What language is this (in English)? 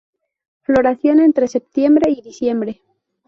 Spanish